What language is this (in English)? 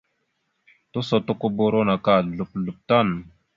Mada (Cameroon)